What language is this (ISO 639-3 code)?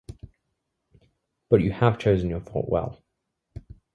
eng